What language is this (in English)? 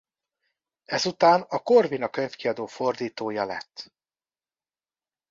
Hungarian